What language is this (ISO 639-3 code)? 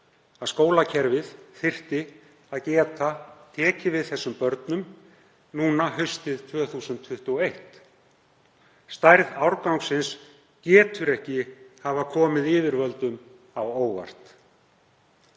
isl